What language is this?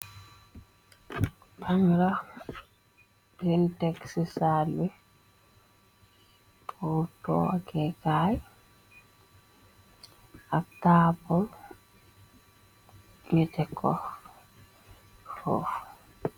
Wolof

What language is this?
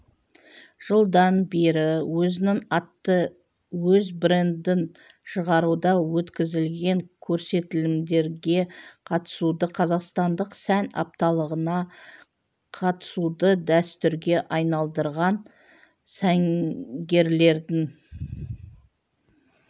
Kazakh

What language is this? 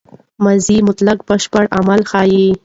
Pashto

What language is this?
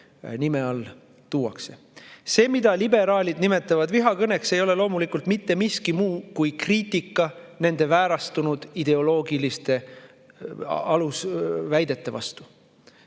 Estonian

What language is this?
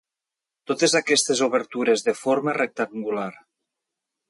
Catalan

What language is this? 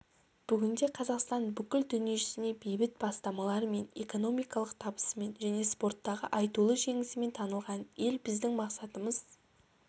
Kazakh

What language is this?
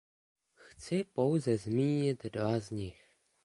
Czech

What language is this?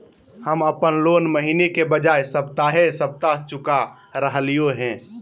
Magahi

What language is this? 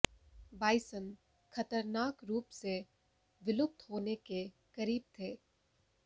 Hindi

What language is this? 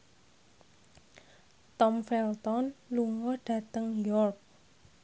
Javanese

